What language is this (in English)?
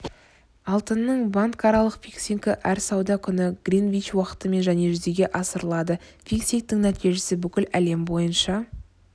Kazakh